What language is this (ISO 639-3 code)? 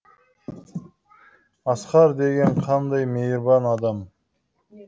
kaz